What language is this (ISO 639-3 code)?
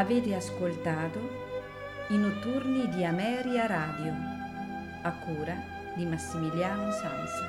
ita